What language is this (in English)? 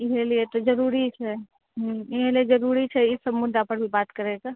Maithili